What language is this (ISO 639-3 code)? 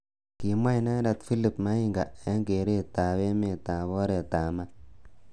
kln